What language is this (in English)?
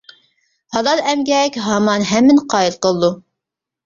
Uyghur